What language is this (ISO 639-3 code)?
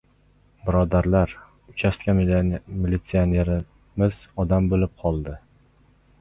uzb